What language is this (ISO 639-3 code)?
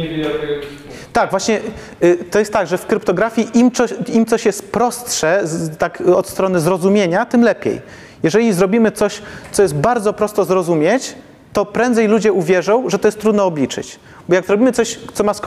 pol